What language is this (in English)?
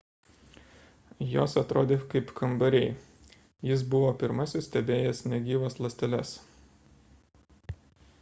Lithuanian